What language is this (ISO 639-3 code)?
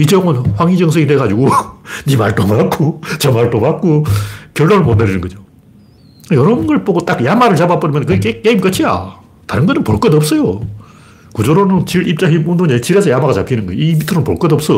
kor